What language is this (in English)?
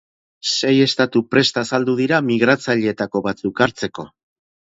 Basque